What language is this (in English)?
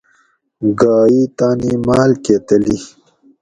Gawri